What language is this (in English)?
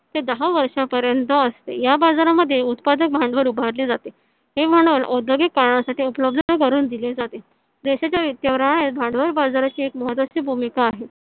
Marathi